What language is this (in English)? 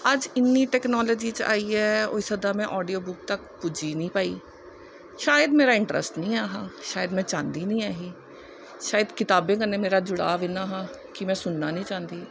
Dogri